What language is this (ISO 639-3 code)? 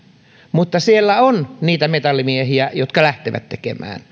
fin